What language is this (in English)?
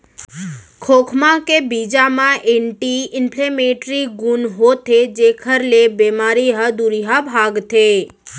Chhattisgarhi